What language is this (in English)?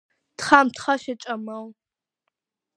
Georgian